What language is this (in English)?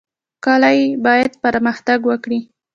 Pashto